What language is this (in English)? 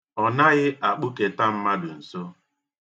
Igbo